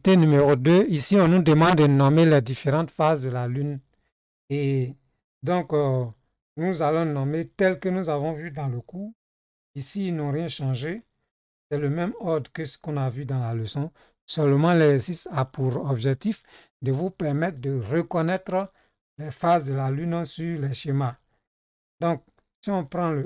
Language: French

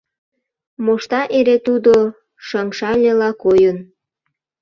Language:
Mari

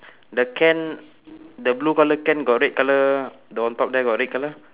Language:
English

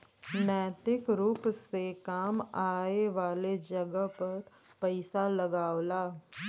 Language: Bhojpuri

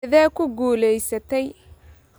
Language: Somali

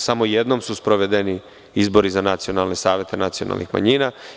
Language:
Serbian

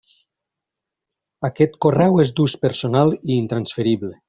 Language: Catalan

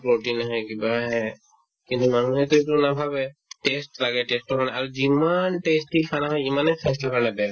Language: Assamese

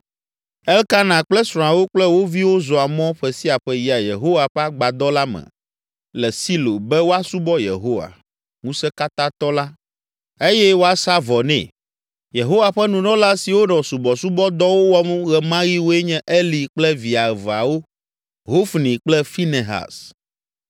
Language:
Ewe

